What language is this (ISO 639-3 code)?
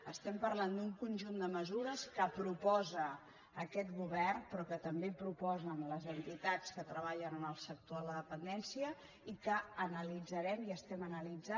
cat